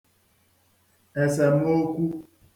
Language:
Igbo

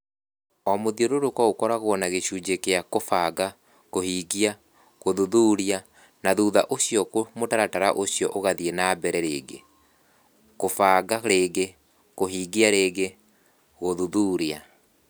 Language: Kikuyu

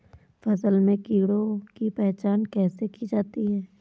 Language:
Hindi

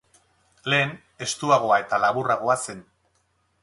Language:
Basque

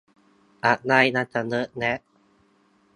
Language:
Thai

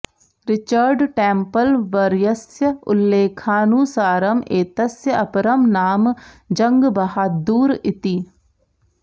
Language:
Sanskrit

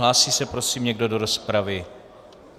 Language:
Czech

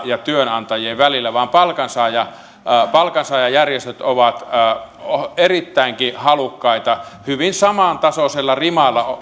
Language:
Finnish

